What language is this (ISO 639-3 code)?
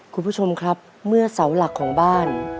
tha